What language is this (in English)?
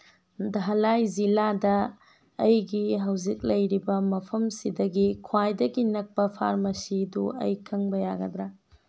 Manipuri